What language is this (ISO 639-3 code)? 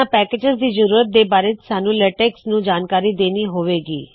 pan